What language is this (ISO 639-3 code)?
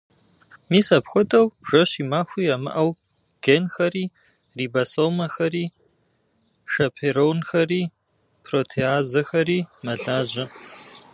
kbd